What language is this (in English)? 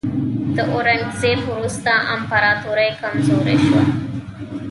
Pashto